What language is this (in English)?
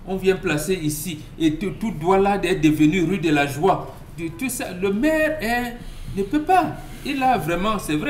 French